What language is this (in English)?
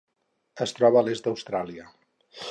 Catalan